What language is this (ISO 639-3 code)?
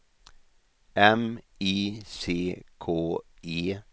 swe